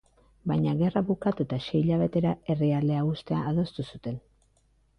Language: Basque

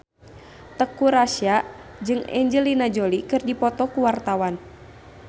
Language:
Sundanese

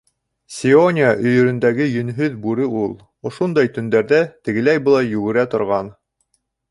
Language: Bashkir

